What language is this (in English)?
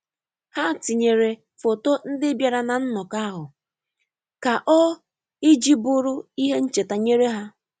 Igbo